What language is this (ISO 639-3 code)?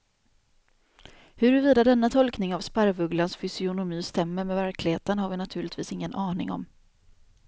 swe